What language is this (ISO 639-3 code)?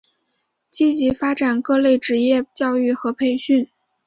zho